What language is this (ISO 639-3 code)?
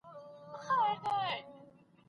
pus